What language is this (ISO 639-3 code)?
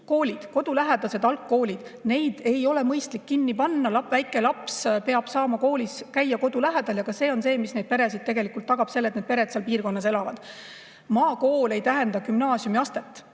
est